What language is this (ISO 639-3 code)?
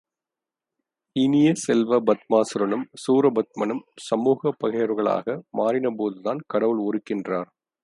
tam